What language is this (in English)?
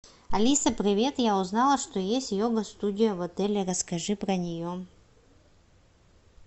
Russian